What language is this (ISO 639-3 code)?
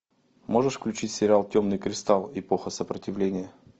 rus